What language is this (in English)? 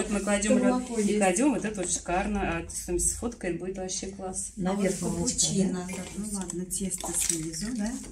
Russian